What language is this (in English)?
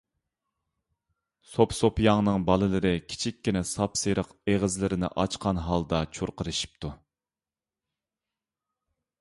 Uyghur